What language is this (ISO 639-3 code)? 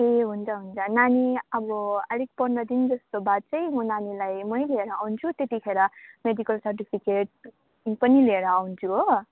nep